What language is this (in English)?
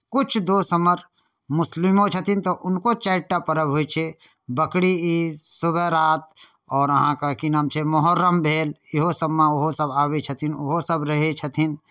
Maithili